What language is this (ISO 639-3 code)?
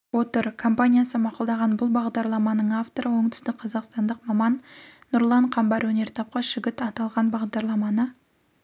kaz